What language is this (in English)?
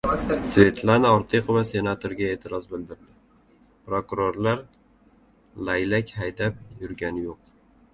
Uzbek